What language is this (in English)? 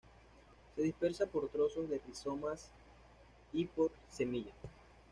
Spanish